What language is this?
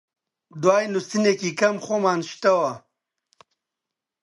Central Kurdish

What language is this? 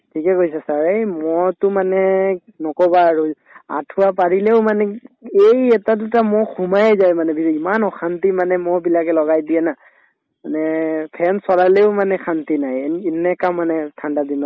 Assamese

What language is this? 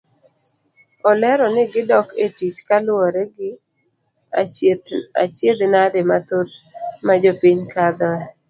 Luo (Kenya and Tanzania)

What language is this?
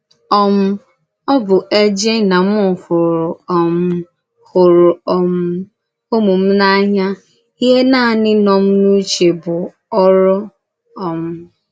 Igbo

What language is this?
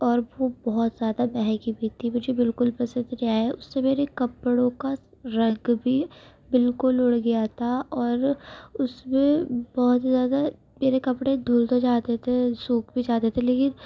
Urdu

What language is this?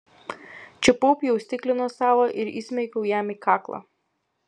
Lithuanian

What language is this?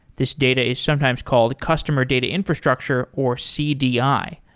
English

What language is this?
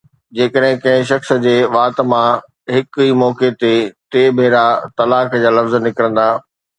Sindhi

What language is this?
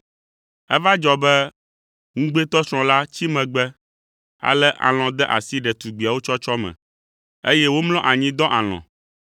Ewe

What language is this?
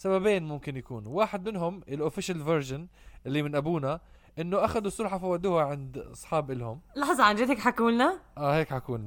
Arabic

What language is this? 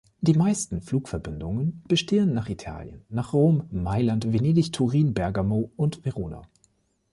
German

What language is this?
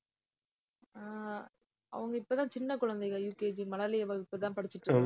Tamil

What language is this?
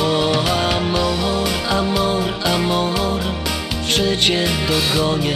Polish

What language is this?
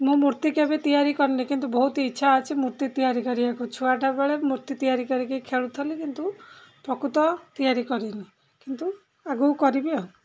Odia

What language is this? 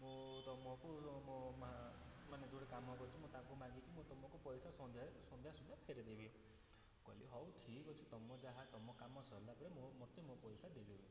Odia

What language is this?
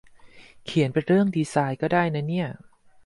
Thai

